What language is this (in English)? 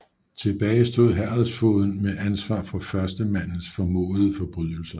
Danish